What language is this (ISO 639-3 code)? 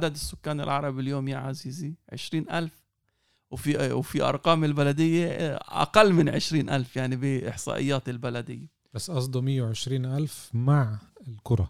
ara